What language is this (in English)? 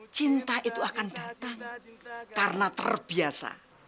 Indonesian